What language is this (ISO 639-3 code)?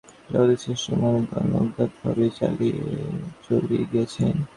ben